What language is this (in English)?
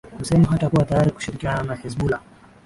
Swahili